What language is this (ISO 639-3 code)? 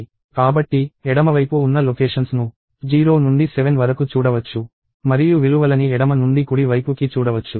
tel